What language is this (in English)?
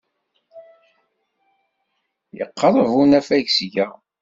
Kabyle